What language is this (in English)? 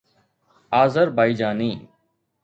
Sindhi